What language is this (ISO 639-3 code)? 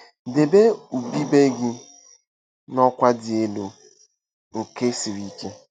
ibo